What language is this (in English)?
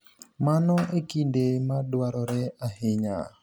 Luo (Kenya and Tanzania)